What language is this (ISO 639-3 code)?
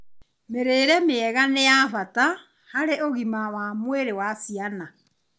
kik